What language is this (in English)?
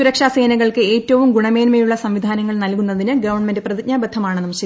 Malayalam